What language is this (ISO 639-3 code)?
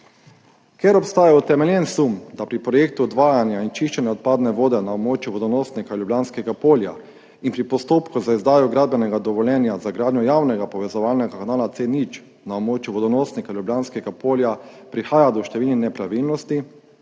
slv